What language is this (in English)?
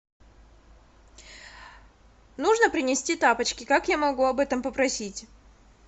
Russian